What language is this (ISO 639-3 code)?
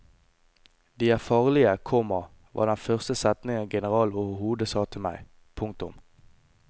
nor